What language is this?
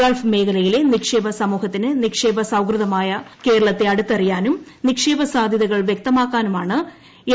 Malayalam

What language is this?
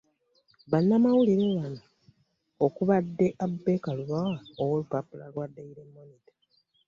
Ganda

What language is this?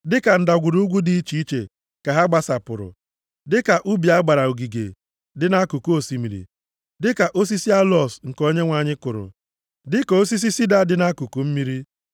Igbo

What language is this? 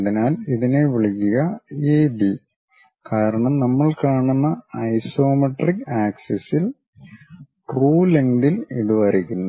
Malayalam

